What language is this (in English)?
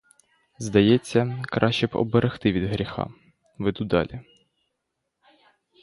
Ukrainian